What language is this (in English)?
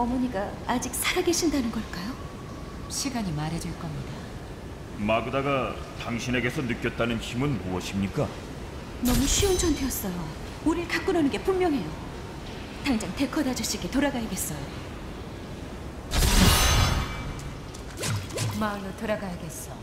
Korean